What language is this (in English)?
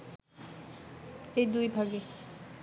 Bangla